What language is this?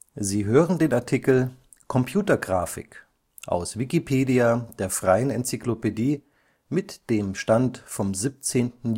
German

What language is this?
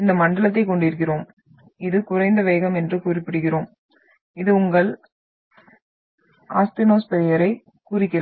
Tamil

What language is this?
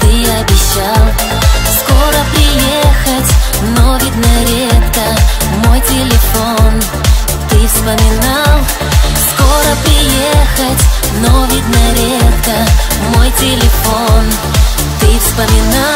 Russian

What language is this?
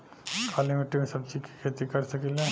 Bhojpuri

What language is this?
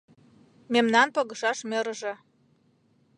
Mari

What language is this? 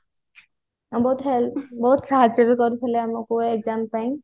Odia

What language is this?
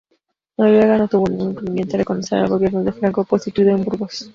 Spanish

